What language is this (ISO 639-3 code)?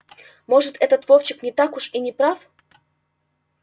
rus